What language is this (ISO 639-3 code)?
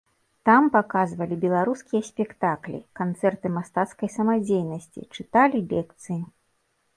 bel